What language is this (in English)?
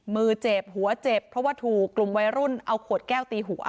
Thai